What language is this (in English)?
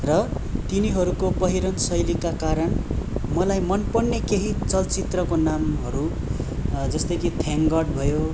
Nepali